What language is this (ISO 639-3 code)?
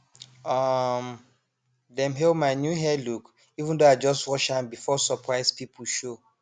pcm